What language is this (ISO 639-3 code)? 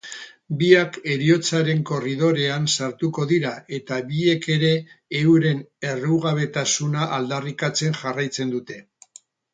eus